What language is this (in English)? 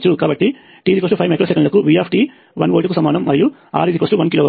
Telugu